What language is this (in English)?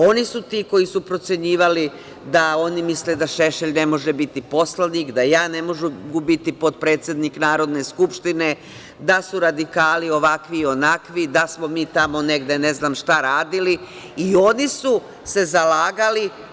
Serbian